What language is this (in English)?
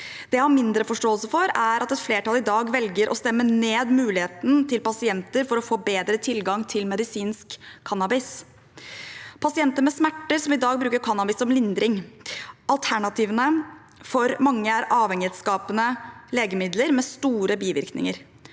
Norwegian